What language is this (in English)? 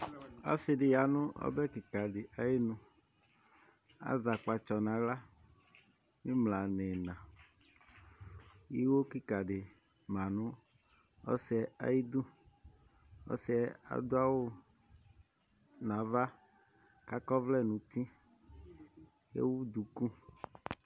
Ikposo